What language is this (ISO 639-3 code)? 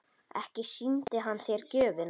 isl